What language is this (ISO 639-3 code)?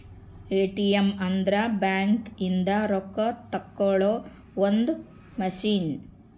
kan